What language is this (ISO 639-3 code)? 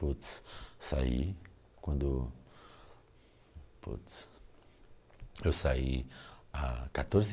por